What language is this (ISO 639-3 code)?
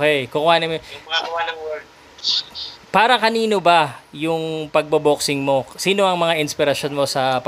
fil